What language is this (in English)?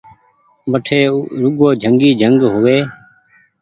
Goaria